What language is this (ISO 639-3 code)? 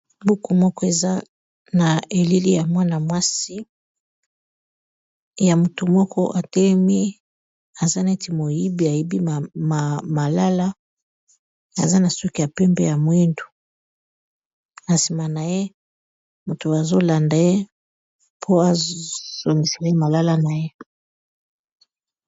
lin